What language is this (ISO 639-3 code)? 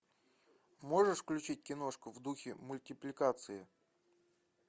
rus